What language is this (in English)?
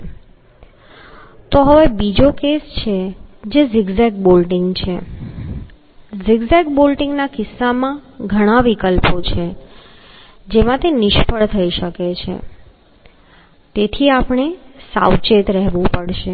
Gujarati